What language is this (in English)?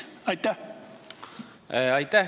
Estonian